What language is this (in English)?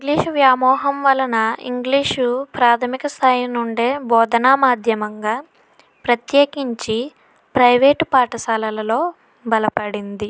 Telugu